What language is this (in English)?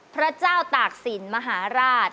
Thai